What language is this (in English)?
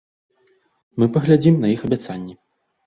Belarusian